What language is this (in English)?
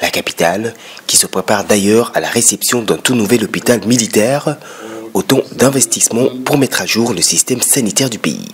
French